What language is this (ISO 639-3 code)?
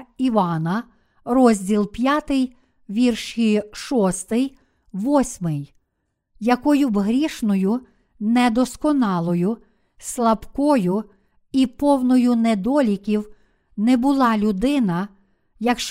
ukr